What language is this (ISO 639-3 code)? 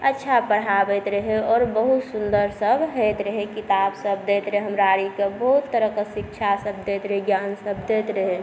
mai